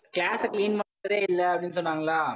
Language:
Tamil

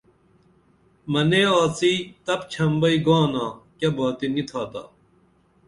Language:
Dameli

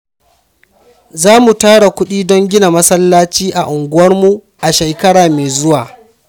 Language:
Hausa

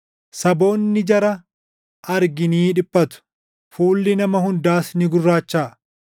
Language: Oromo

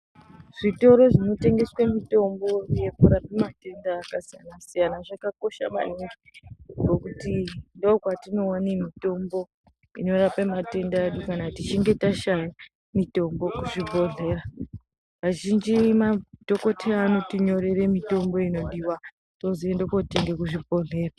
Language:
Ndau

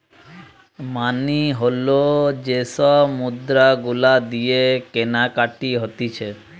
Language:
Bangla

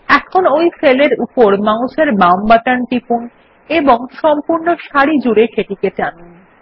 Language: Bangla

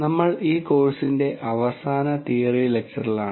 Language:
Malayalam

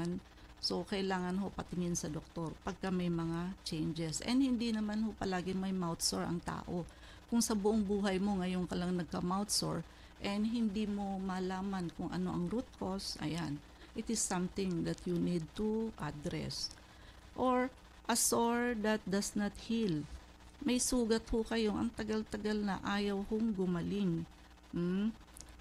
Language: Filipino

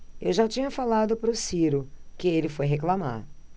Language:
Portuguese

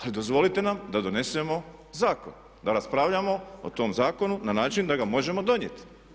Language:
Croatian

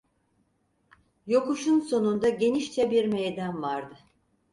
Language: Turkish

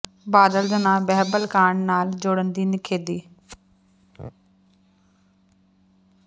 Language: Punjabi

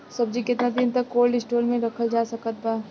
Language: Bhojpuri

